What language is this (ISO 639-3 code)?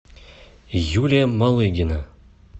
rus